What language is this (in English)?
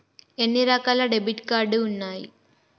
Telugu